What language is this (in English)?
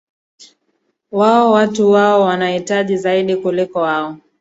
Swahili